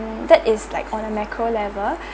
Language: English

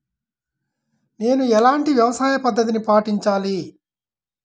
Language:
Telugu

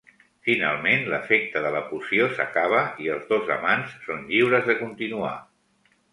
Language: Catalan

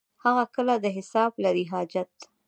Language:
Pashto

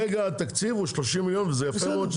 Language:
Hebrew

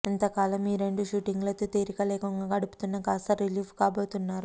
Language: Telugu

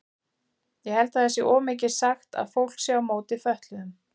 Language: Icelandic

